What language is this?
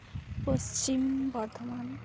Santali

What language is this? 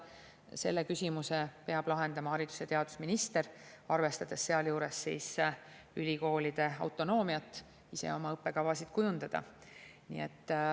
Estonian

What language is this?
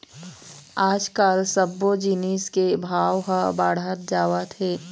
Chhattisgarhi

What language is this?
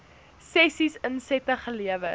Afrikaans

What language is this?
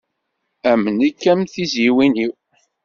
Kabyle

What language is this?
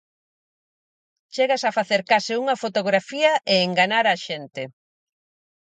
Galician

